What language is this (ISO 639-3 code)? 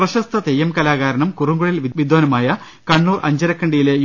mal